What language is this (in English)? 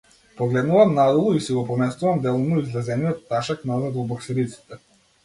Macedonian